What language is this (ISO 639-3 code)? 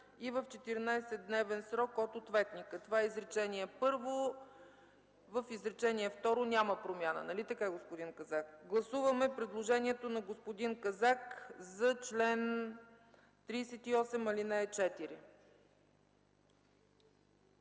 bul